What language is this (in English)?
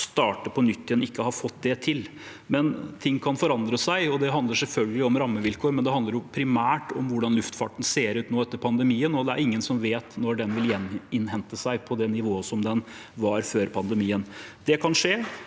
Norwegian